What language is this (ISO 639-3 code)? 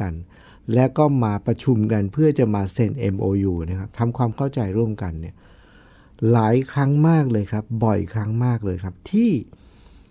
tha